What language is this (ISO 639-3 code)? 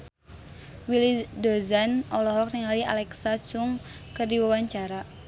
sun